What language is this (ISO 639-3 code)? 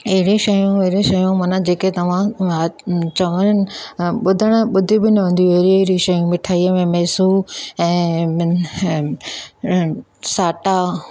snd